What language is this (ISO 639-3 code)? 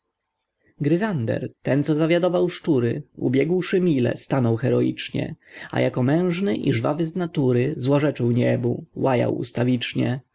pol